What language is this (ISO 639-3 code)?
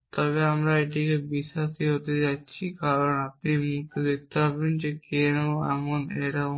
ben